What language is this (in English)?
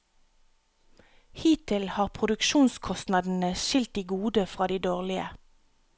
Norwegian